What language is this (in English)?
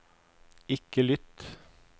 Norwegian